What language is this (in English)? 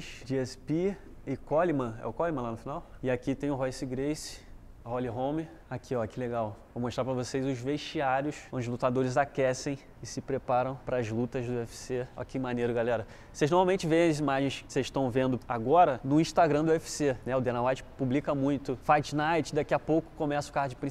Portuguese